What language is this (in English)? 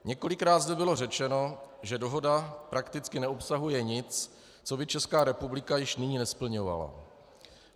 Czech